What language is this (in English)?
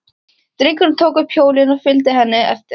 Icelandic